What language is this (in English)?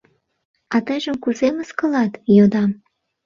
Mari